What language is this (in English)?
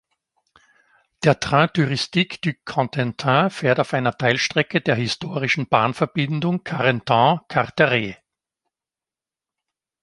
German